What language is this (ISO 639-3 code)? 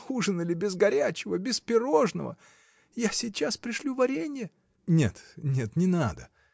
rus